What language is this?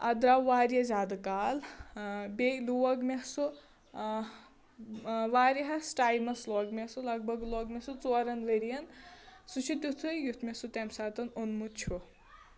Kashmiri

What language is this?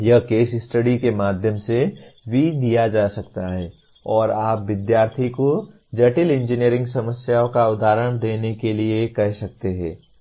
Hindi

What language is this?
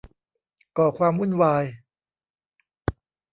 Thai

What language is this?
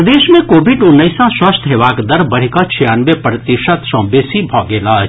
Maithili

